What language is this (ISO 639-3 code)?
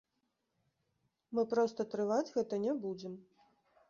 bel